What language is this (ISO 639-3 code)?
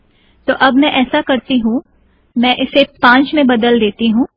hin